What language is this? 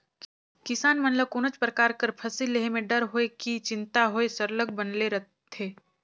Chhattisgarhi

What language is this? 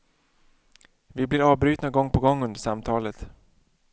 Swedish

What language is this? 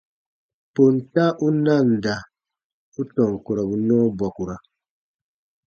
Baatonum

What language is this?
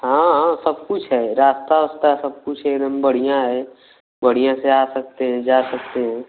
Hindi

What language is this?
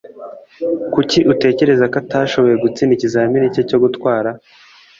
Kinyarwanda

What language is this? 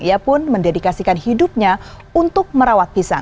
Indonesian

